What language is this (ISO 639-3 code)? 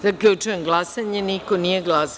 srp